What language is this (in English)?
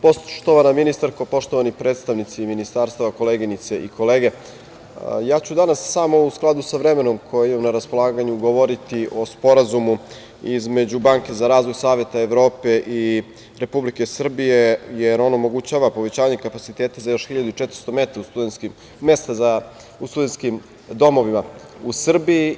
Serbian